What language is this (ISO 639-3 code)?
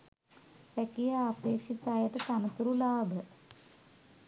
sin